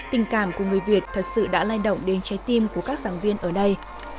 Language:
Vietnamese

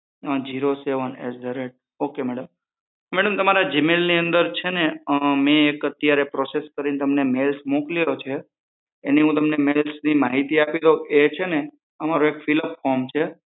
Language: Gujarati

